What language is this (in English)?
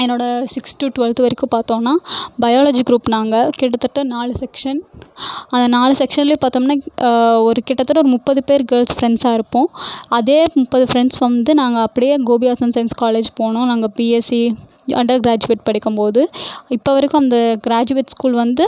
Tamil